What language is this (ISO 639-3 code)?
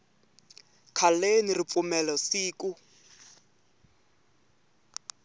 tso